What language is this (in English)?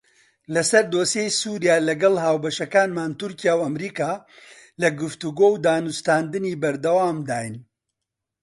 Central Kurdish